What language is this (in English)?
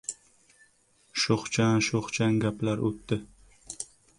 Uzbek